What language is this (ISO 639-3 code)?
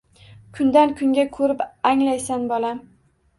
uzb